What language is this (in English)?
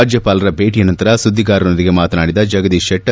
Kannada